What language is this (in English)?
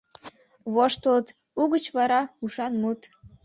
Mari